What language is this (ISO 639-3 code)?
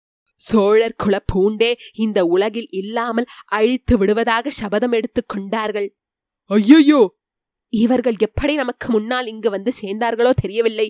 tam